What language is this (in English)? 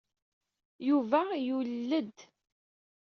Kabyle